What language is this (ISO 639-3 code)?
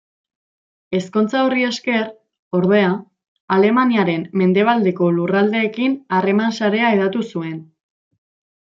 eus